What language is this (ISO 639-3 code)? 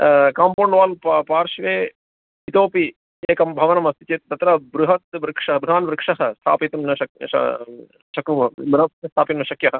san